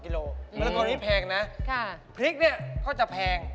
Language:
Thai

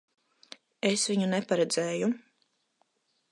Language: Latvian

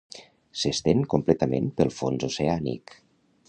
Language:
Catalan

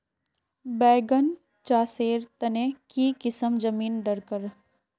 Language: Magahi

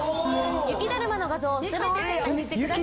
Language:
Japanese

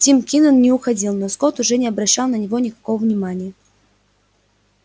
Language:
Russian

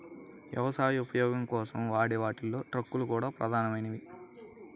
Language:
Telugu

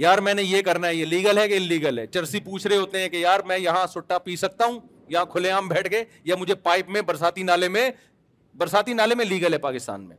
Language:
Urdu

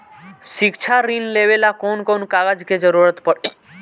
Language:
Bhojpuri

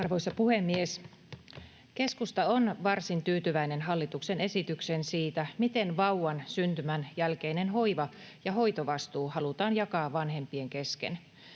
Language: Finnish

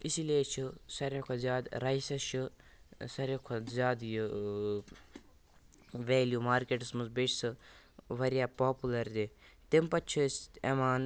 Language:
Kashmiri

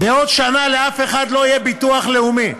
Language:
Hebrew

